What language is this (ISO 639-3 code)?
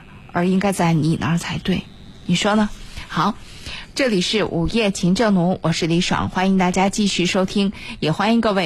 zho